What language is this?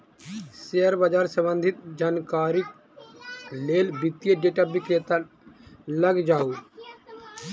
Maithili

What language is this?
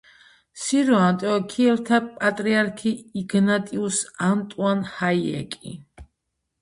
Georgian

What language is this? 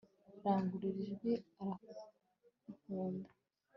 Kinyarwanda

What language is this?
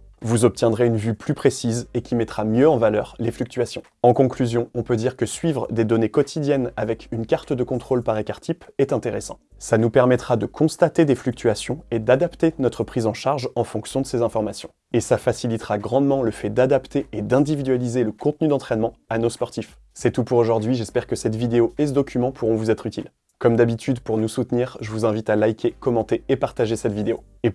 French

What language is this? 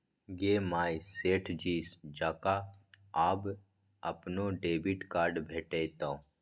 Maithili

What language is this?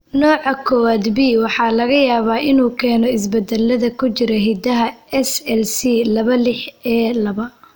Somali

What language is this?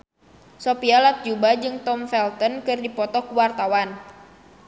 Sundanese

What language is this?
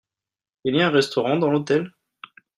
French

